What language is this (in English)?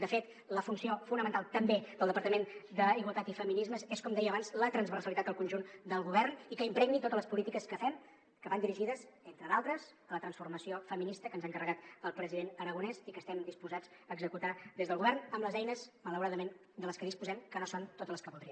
Catalan